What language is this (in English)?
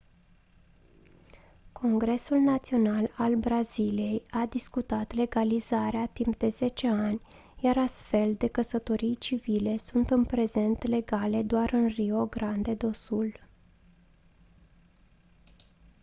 Romanian